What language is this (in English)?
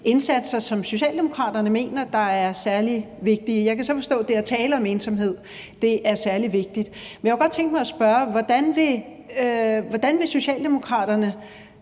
Danish